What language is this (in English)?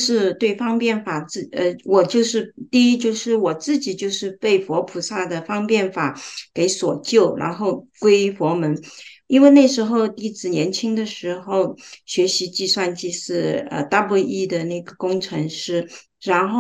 Chinese